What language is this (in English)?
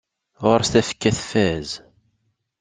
Kabyle